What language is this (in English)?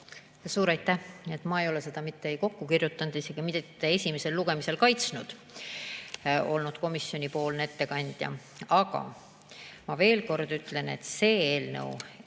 Estonian